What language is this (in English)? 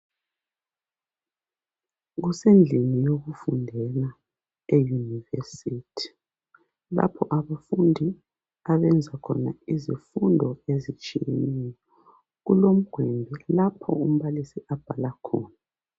North Ndebele